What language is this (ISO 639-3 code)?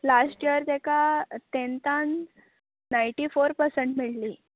kok